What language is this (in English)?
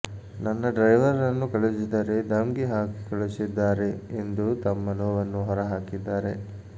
Kannada